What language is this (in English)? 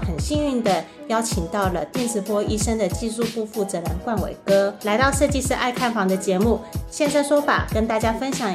Chinese